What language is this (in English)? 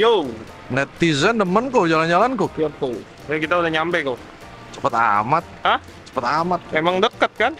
Indonesian